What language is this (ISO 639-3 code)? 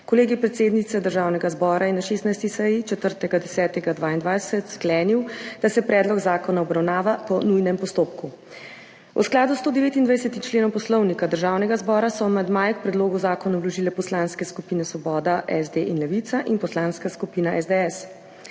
slv